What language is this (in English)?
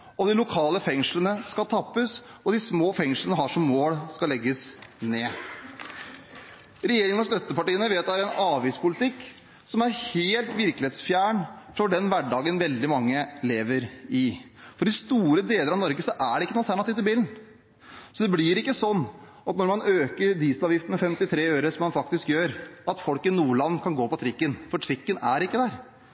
Norwegian Bokmål